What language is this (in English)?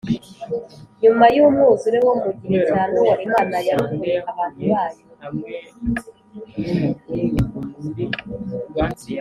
Kinyarwanda